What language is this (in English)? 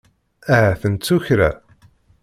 Kabyle